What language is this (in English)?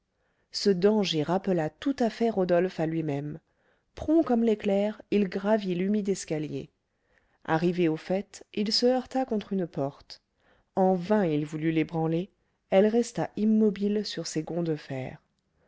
French